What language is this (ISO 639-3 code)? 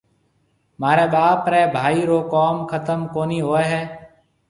mve